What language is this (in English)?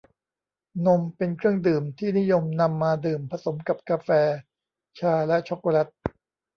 Thai